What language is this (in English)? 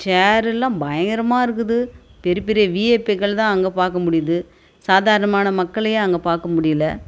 Tamil